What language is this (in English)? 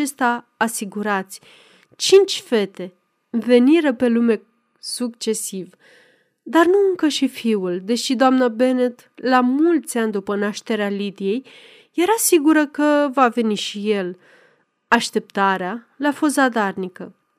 Romanian